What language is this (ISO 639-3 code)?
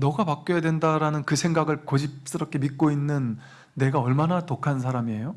kor